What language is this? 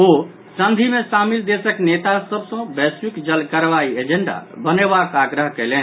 Maithili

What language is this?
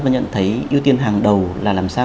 Vietnamese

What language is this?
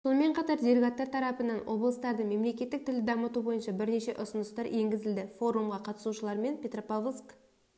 Kazakh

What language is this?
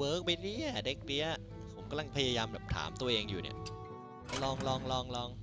Thai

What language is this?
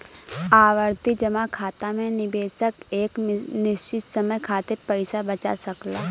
Bhojpuri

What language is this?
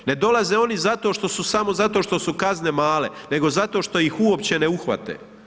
Croatian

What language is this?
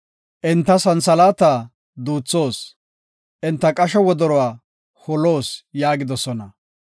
Gofa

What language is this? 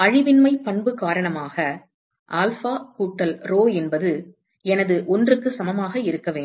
Tamil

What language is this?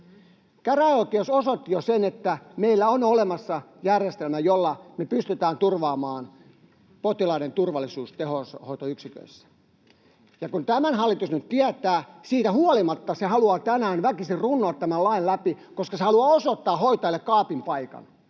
Finnish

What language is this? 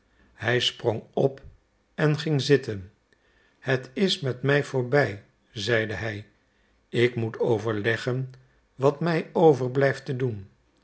Dutch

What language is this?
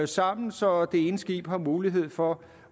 Danish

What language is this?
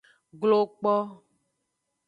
Aja (Benin)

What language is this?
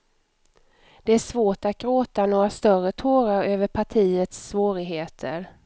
Swedish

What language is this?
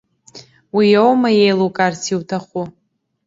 Abkhazian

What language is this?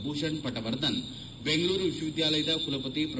Kannada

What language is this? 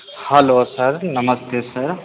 Hindi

